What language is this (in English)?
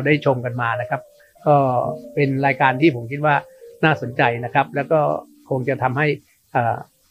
Thai